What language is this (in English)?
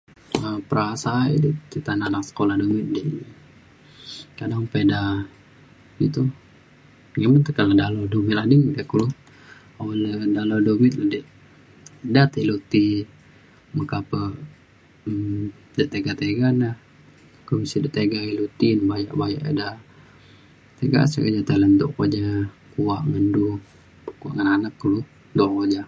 Mainstream Kenyah